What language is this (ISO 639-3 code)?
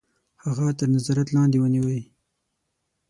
pus